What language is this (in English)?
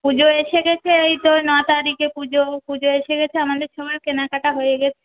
Bangla